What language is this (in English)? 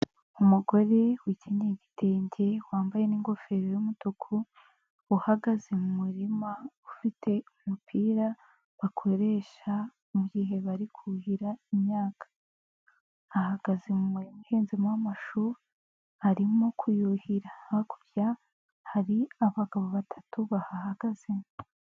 Kinyarwanda